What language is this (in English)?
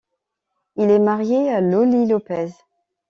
French